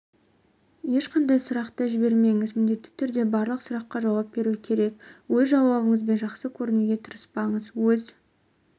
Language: Kazakh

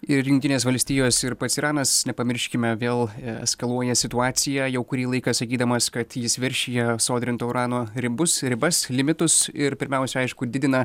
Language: Lithuanian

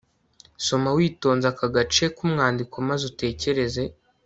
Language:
Kinyarwanda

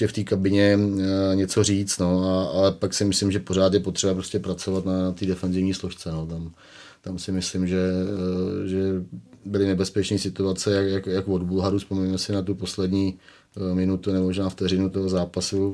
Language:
Czech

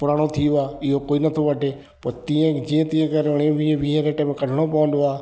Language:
Sindhi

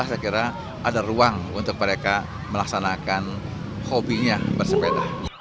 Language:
Indonesian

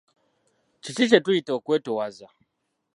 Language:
Ganda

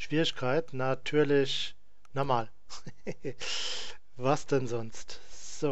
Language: German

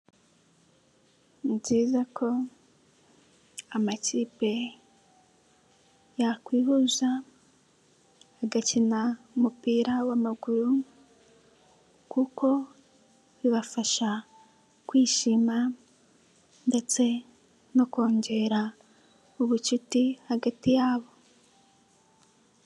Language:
Kinyarwanda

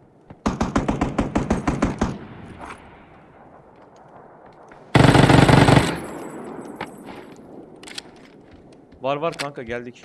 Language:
Turkish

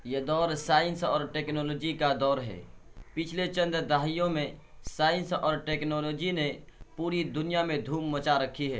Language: Urdu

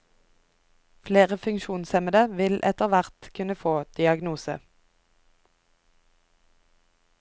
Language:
Norwegian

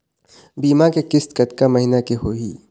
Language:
Chhattisgarhi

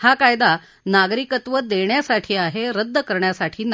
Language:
Marathi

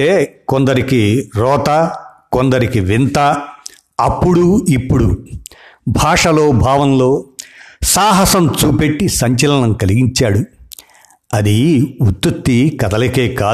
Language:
Telugu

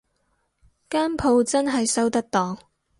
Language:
Cantonese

